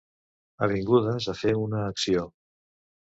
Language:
Catalan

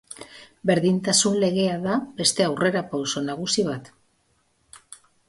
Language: Basque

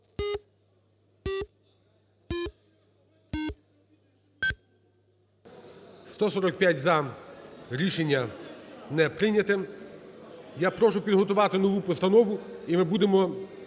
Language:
Ukrainian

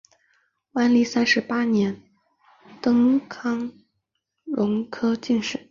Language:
Chinese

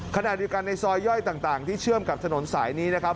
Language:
Thai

